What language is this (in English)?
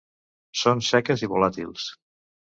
Catalan